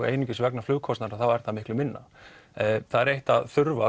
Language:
Icelandic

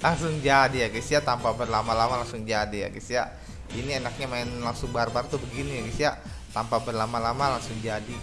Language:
Indonesian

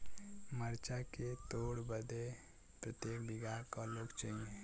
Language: Bhojpuri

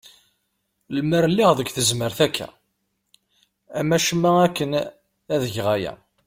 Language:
Kabyle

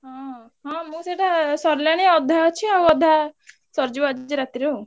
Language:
Odia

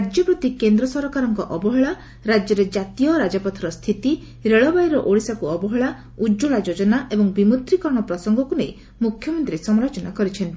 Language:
Odia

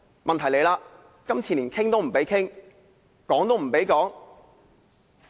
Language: Cantonese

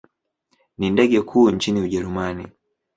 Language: Swahili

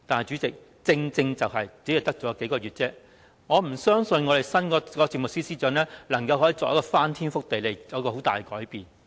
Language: Cantonese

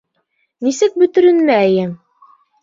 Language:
Bashkir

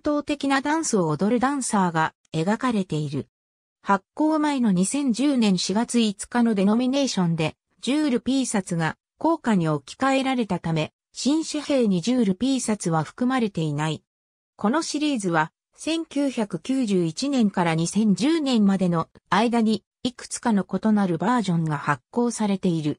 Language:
Japanese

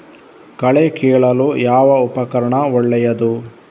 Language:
Kannada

